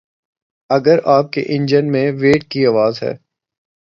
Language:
Urdu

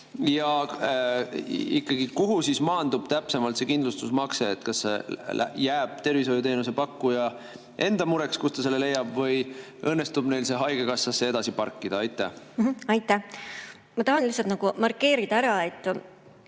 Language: Estonian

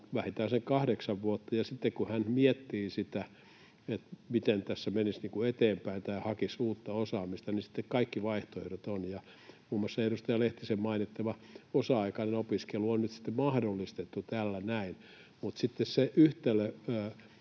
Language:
Finnish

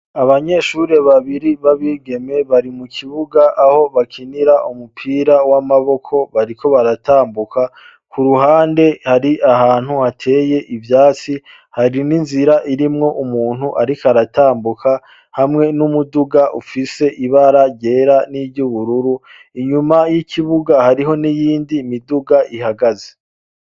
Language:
Rundi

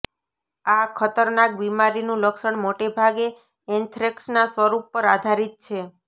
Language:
Gujarati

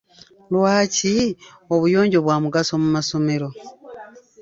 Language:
Ganda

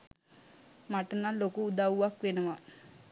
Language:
Sinhala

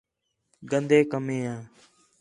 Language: Khetrani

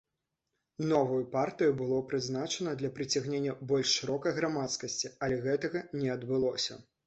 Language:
Belarusian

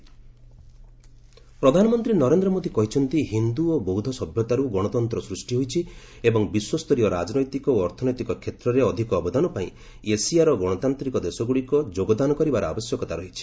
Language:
Odia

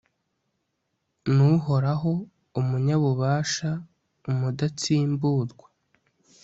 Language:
Kinyarwanda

